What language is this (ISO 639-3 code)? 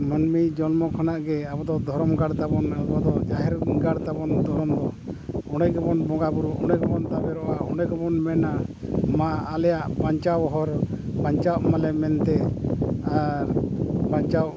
sat